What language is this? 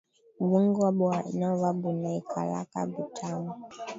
Swahili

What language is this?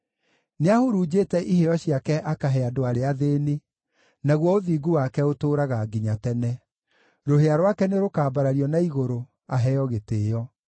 Kikuyu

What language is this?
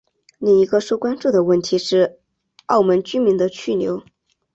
Chinese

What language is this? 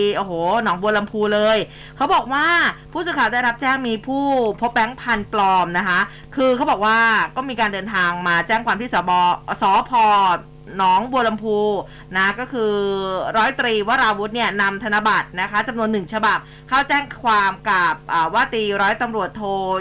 Thai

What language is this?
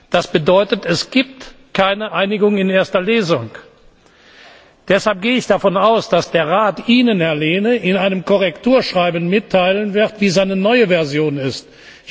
German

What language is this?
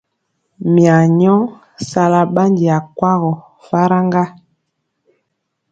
Mpiemo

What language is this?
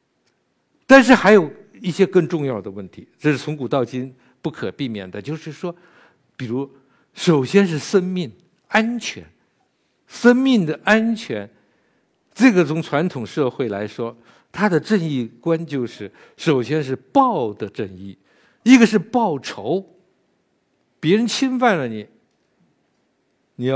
Chinese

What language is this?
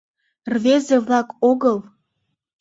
Mari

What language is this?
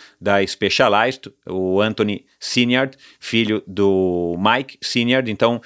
Portuguese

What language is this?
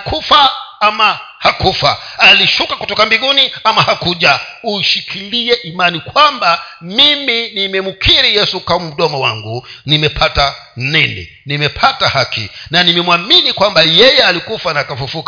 Swahili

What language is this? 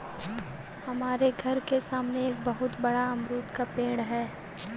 Hindi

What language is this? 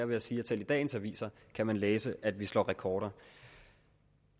Danish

